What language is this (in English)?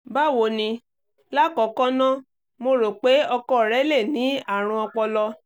Yoruba